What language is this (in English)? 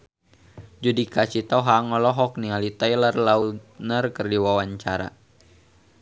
Sundanese